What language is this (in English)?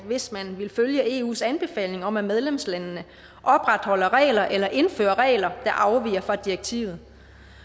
Danish